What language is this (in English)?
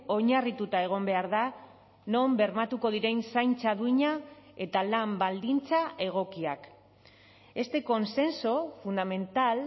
Basque